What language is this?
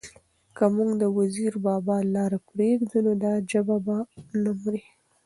Pashto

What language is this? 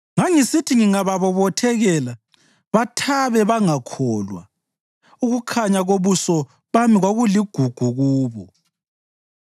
North Ndebele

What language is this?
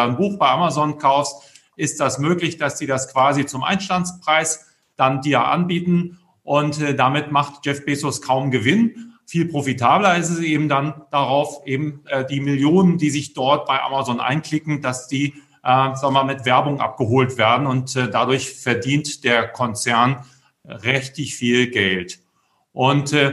German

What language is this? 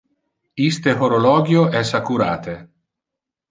Interlingua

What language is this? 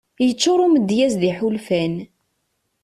Kabyle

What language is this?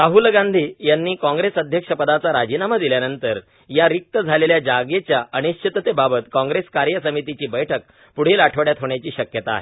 Marathi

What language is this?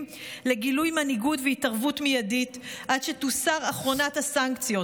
Hebrew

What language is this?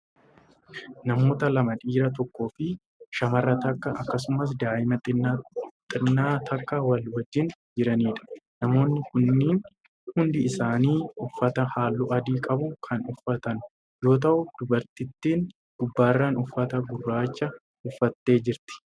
Oromo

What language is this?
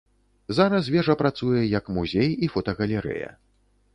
Belarusian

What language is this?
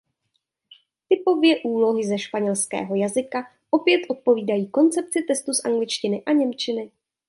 Czech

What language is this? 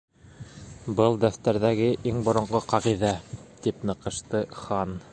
Bashkir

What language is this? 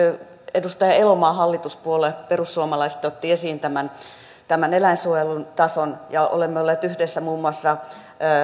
Finnish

